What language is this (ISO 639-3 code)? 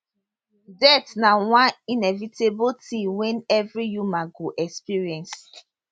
pcm